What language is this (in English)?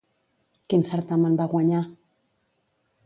Catalan